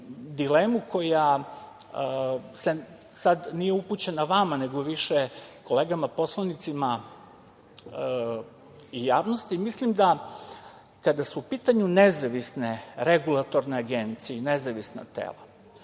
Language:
Serbian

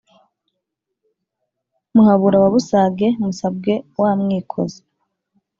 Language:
Kinyarwanda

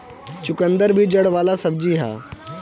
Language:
Bhojpuri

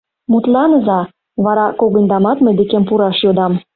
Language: Mari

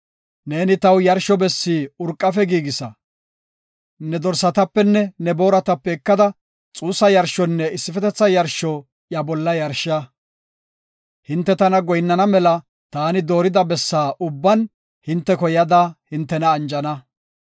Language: Gofa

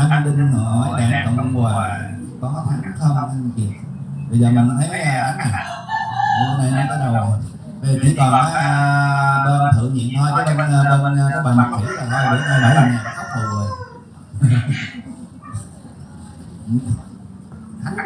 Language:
Vietnamese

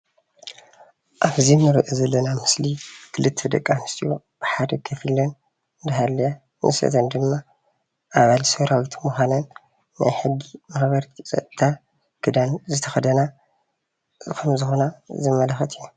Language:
Tigrinya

